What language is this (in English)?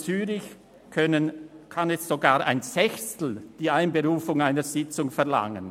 Swiss German